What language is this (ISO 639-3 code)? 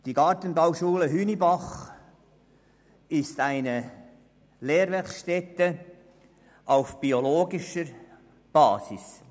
gsw